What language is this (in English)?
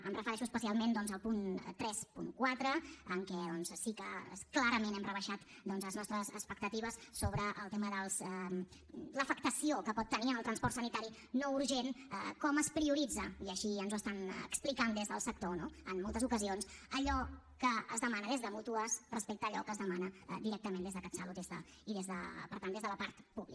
Catalan